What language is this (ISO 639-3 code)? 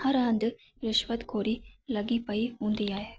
snd